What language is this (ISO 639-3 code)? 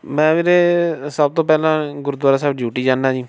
pan